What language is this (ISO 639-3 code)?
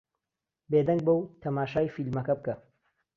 ckb